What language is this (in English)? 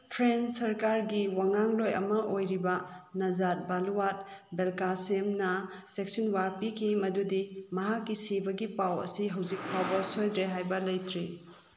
Manipuri